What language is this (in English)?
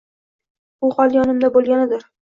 Uzbek